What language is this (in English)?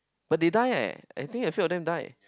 English